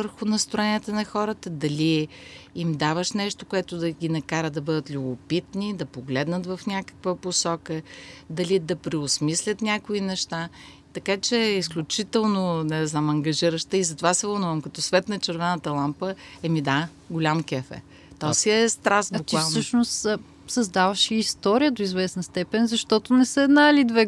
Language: Bulgarian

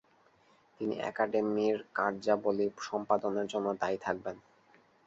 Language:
Bangla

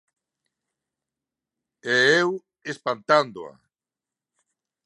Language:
Galician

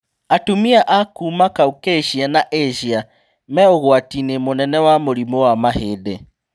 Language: Kikuyu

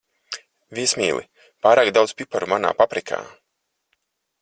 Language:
Latvian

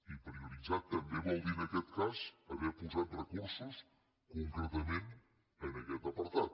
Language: Catalan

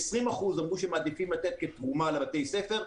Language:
Hebrew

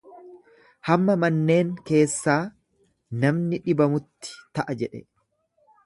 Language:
Oromo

